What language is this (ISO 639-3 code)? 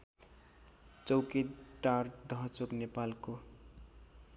nep